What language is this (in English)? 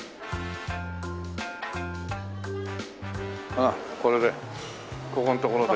Japanese